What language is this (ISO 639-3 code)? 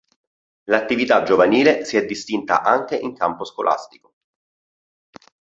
ita